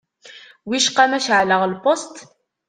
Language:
Kabyle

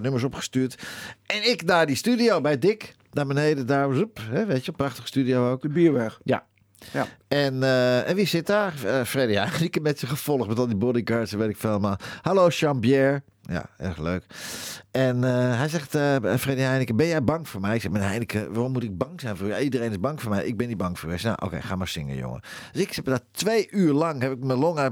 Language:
Dutch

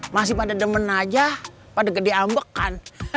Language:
Indonesian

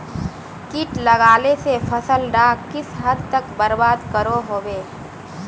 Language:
Magahi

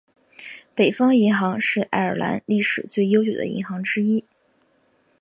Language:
Chinese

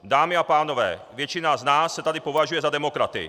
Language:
Czech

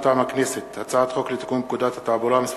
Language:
Hebrew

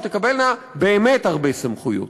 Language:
Hebrew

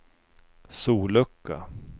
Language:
Swedish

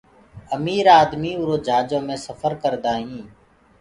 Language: Gurgula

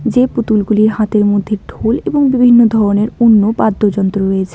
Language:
Bangla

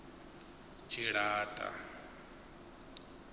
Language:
Venda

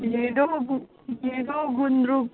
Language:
Nepali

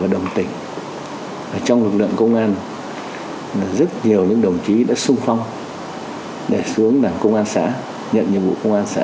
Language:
Vietnamese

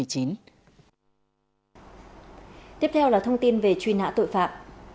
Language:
Vietnamese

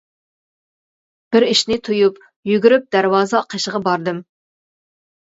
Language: Uyghur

